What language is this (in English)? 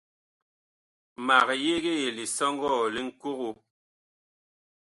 Bakoko